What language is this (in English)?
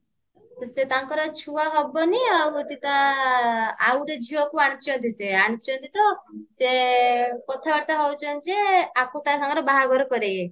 Odia